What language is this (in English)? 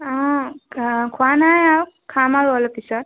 Assamese